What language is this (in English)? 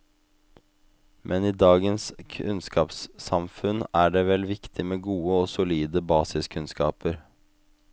Norwegian